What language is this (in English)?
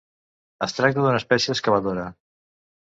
Catalan